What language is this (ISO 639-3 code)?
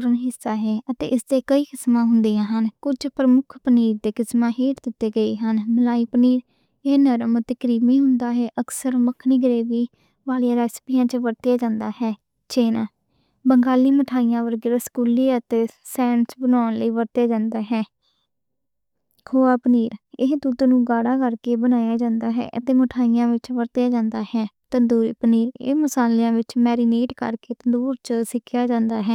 lah